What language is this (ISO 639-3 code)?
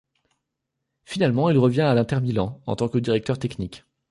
fra